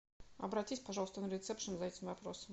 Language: Russian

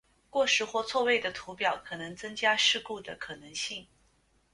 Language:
Chinese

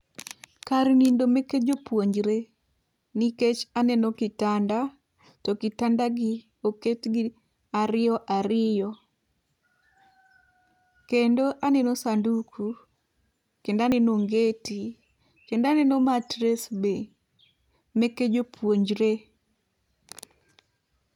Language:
Luo (Kenya and Tanzania)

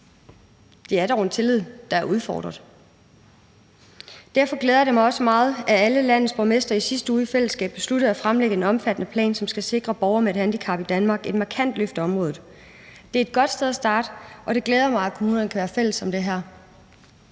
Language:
Danish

